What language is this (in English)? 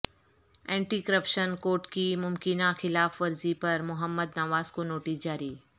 Urdu